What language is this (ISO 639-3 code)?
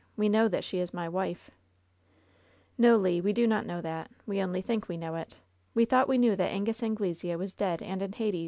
eng